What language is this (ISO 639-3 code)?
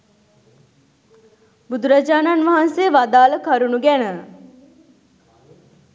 sin